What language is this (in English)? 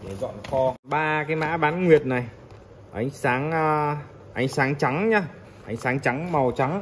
Vietnamese